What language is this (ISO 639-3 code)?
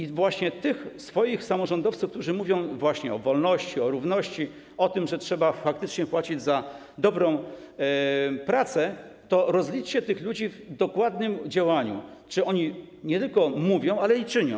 pol